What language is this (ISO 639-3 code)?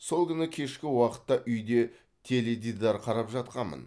kaz